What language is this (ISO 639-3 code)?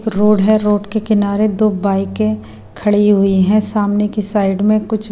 hin